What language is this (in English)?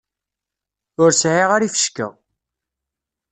Kabyle